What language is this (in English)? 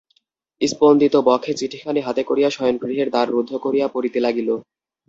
Bangla